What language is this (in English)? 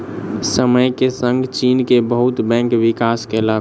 Maithili